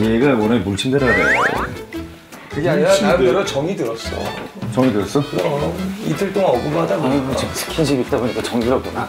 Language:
Korean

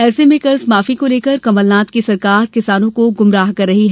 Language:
Hindi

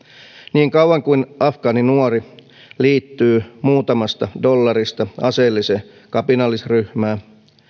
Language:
Finnish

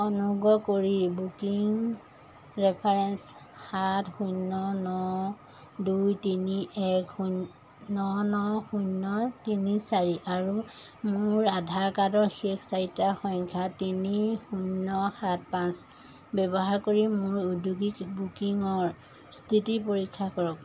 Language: Assamese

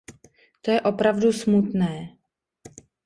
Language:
Czech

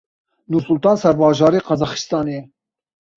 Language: Kurdish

